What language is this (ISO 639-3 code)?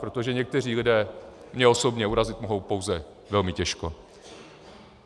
ces